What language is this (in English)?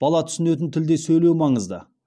Kazakh